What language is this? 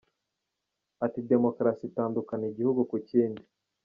Kinyarwanda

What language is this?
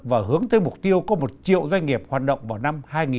Vietnamese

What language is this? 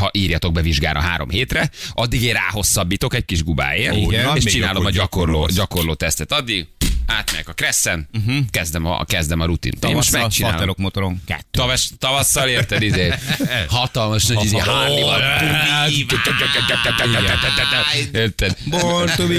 Hungarian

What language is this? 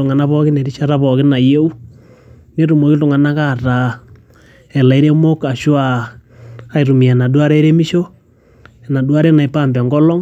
Masai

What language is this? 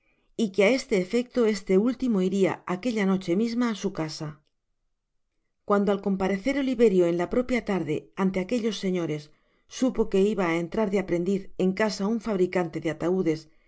Spanish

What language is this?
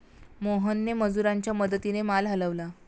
Marathi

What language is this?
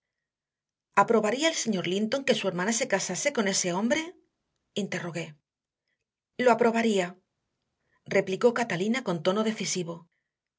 Spanish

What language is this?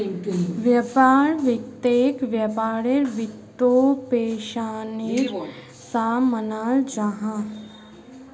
Magahi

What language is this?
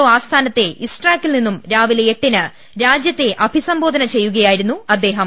Malayalam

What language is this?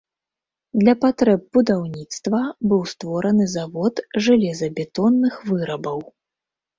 Belarusian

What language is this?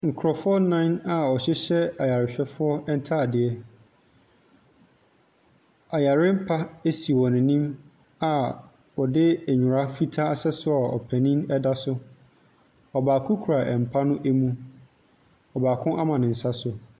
Akan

